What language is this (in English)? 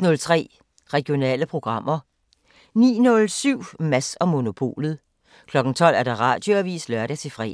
Danish